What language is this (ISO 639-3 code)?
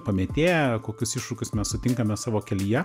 lit